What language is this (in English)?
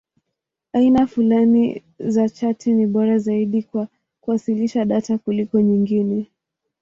Swahili